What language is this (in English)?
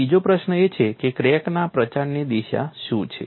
Gujarati